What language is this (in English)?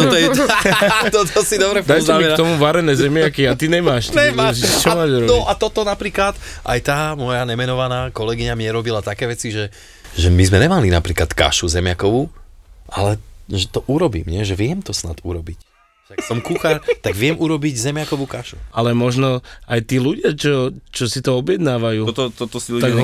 Slovak